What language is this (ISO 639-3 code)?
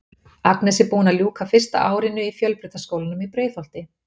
isl